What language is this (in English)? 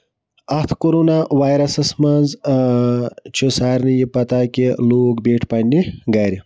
Kashmiri